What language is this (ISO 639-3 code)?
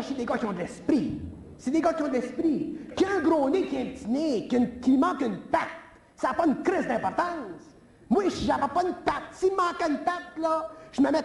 fra